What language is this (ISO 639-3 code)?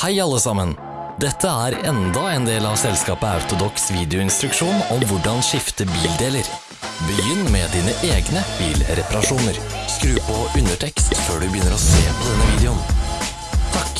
nor